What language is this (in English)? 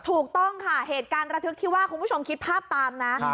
Thai